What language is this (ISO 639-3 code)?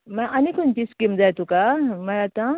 kok